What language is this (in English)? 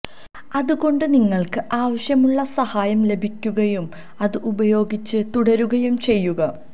Malayalam